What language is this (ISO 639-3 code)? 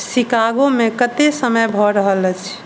mai